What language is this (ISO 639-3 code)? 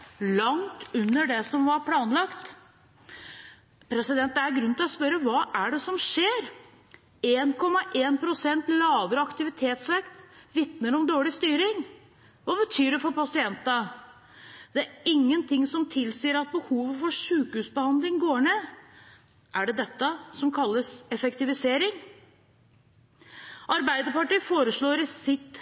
nob